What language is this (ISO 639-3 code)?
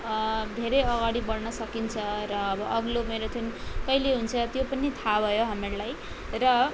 nep